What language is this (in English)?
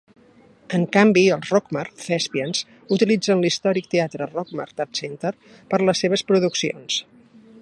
Catalan